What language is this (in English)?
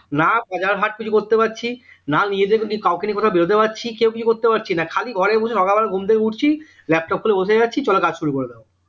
Bangla